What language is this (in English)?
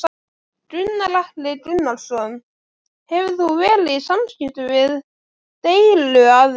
Icelandic